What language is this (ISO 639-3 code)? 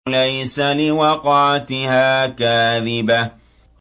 ara